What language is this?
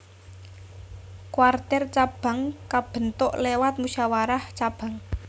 Javanese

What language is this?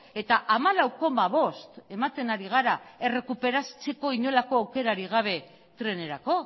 Basque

